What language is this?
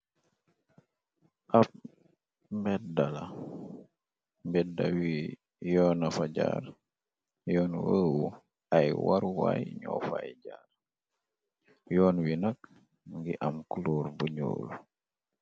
Wolof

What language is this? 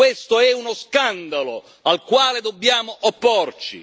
Italian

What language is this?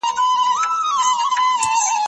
Pashto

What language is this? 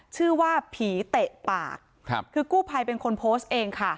Thai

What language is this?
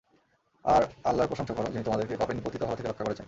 Bangla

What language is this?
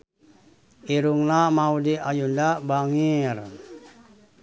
Sundanese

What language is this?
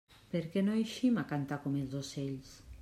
Catalan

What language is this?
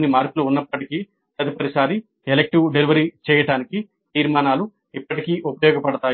Telugu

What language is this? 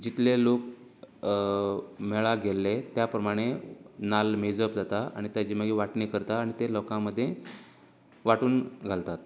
Konkani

